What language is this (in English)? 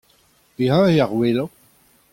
Breton